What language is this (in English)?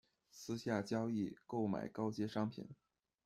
Chinese